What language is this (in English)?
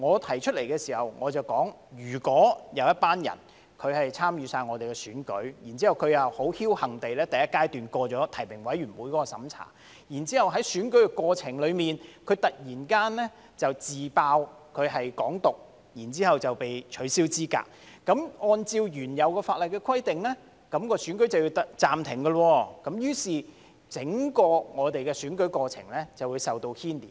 Cantonese